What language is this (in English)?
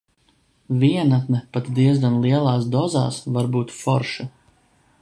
Latvian